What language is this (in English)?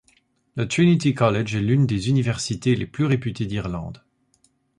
French